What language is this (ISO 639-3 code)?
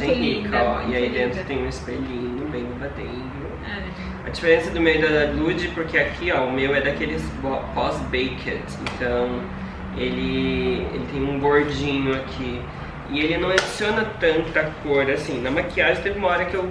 por